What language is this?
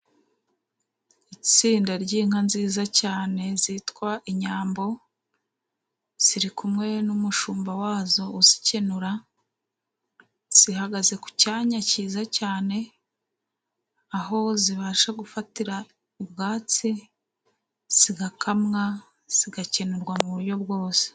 Kinyarwanda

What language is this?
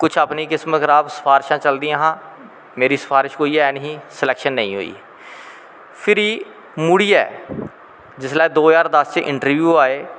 Dogri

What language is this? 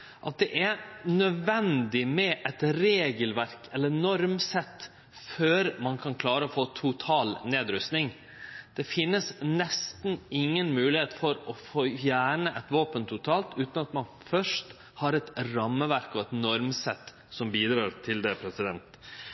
Norwegian Nynorsk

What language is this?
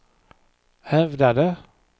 Swedish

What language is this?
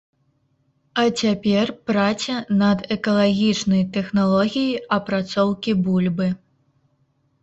Belarusian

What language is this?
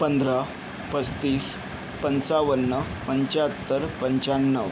Marathi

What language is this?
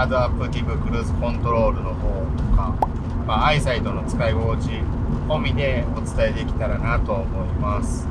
Japanese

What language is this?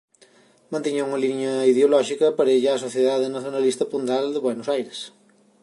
Galician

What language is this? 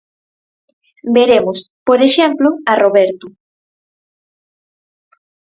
Galician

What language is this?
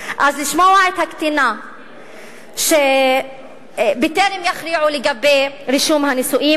Hebrew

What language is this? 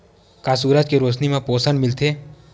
Chhattisgarhi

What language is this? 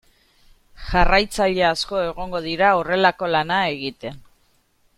Basque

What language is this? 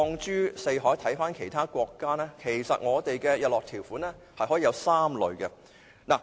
Cantonese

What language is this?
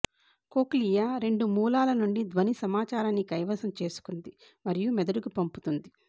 Telugu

